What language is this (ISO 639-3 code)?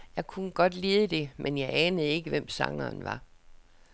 dan